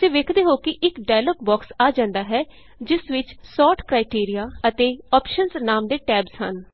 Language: Punjabi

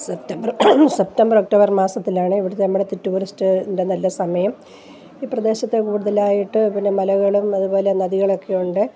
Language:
Malayalam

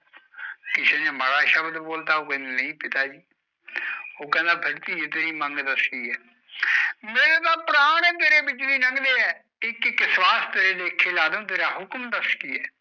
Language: Punjabi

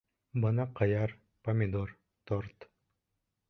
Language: Bashkir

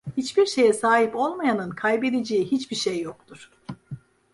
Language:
Turkish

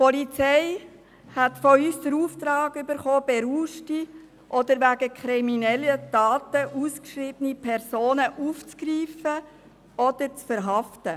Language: Swiss German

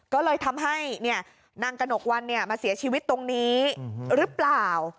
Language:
Thai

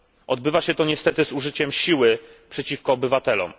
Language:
Polish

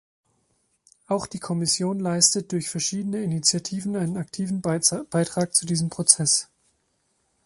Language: German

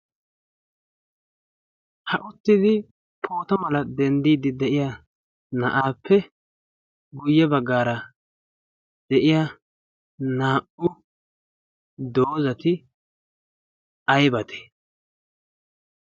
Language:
Wolaytta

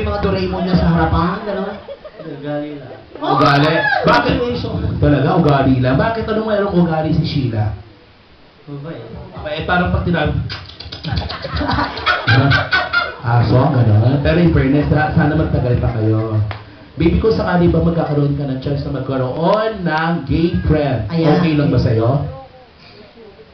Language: Filipino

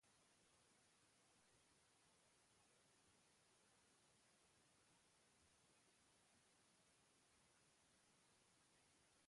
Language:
Basque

